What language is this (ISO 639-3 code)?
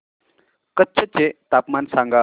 mar